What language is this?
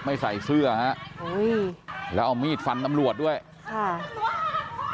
Thai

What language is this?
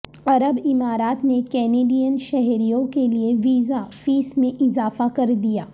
Urdu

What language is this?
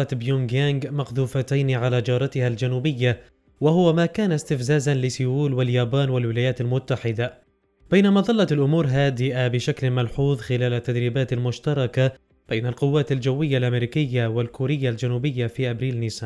Arabic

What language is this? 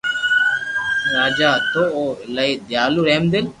Loarki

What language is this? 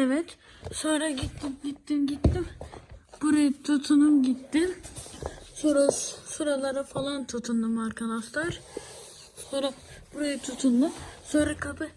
Turkish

